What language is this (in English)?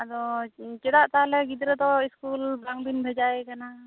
Santali